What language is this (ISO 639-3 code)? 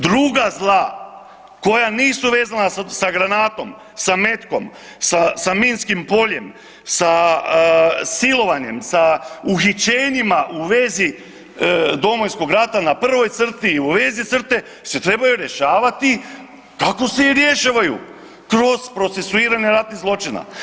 hrv